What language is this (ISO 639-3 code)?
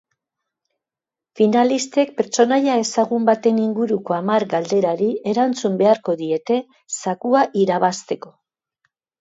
eus